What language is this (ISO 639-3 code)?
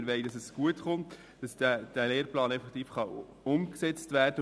gsw